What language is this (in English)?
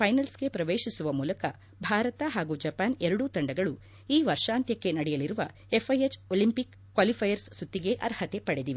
Kannada